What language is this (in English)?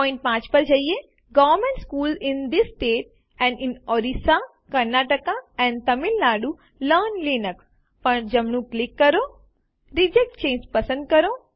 Gujarati